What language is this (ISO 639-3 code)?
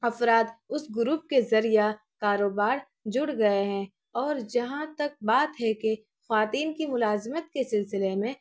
urd